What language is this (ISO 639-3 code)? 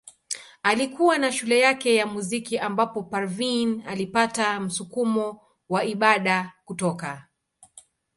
swa